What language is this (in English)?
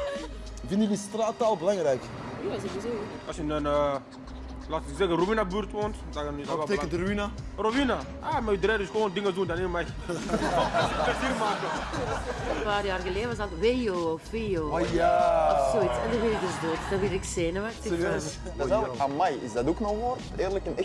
Dutch